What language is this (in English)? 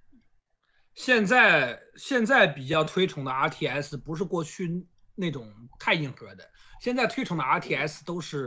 Chinese